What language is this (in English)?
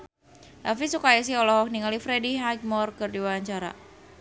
Sundanese